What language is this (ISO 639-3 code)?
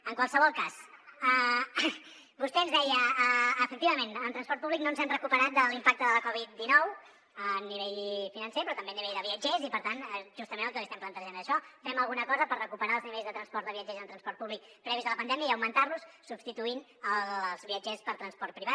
cat